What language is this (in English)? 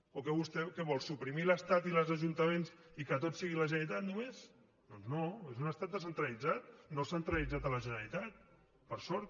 Catalan